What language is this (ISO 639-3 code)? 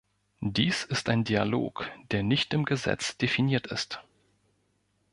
deu